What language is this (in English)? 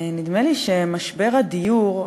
Hebrew